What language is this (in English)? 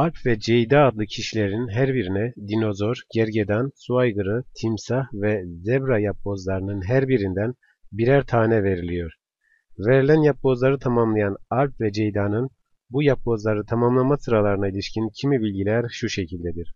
Turkish